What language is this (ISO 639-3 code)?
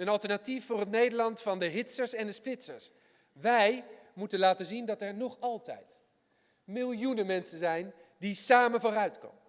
nld